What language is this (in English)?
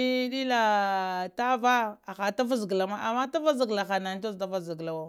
Lamang